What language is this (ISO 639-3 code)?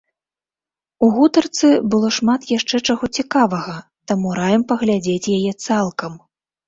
bel